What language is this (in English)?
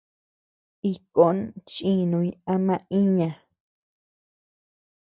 Tepeuxila Cuicatec